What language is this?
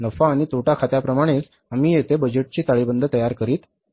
Marathi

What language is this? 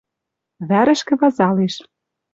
Western Mari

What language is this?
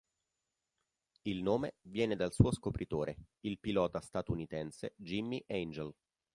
Italian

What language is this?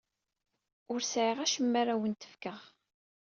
Kabyle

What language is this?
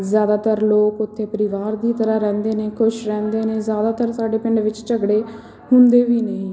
Punjabi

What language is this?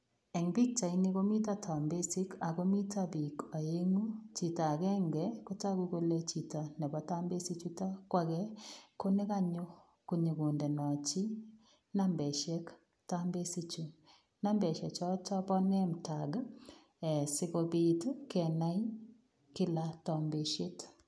Kalenjin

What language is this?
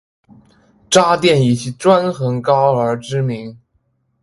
Chinese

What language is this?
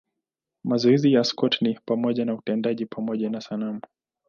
Swahili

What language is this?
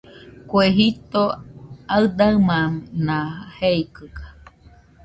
Nüpode Huitoto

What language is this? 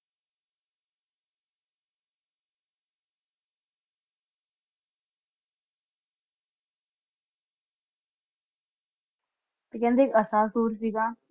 Punjabi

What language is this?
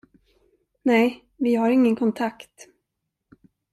Swedish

